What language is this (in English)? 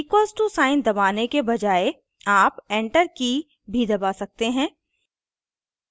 Hindi